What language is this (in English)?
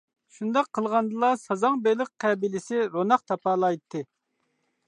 Uyghur